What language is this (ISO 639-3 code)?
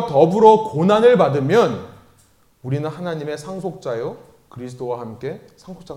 kor